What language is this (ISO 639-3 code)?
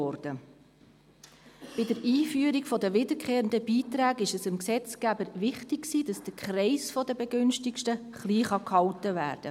gsw